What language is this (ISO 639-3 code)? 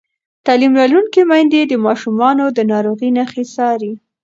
pus